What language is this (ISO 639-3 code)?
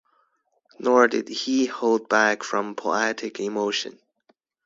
eng